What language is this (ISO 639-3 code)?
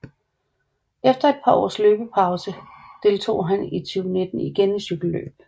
dan